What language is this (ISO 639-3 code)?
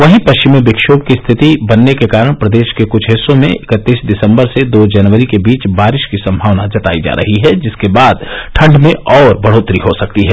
hin